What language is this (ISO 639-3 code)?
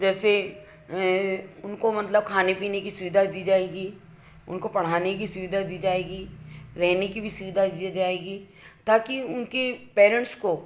hin